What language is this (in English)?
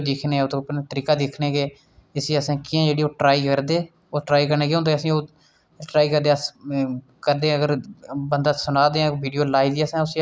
Dogri